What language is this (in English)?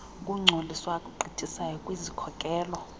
Xhosa